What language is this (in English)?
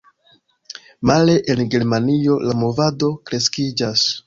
Esperanto